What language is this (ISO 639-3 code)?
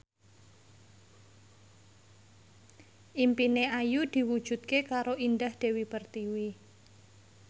jav